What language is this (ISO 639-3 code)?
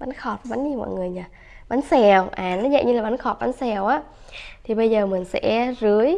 vie